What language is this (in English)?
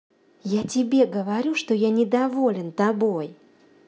Russian